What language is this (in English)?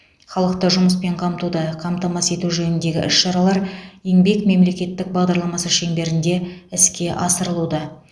Kazakh